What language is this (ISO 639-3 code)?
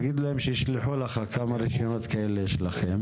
heb